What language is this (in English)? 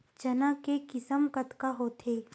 Chhattisgarhi